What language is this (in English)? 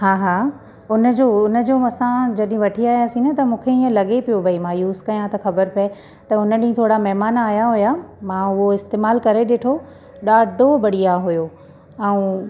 Sindhi